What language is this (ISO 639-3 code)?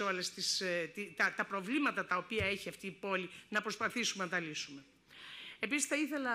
ell